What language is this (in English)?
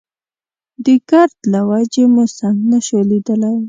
Pashto